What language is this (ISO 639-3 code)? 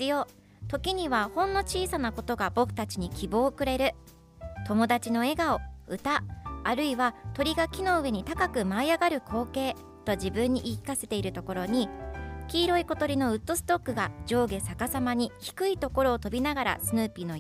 jpn